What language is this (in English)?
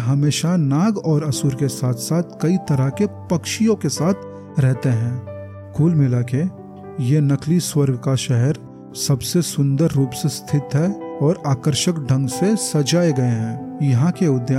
Hindi